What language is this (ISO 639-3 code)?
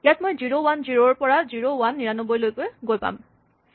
asm